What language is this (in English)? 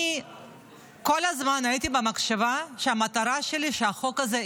Hebrew